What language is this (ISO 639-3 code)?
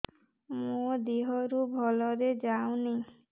ori